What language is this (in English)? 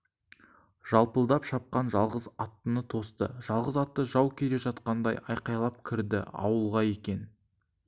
Kazakh